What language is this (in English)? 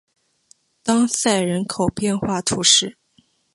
Chinese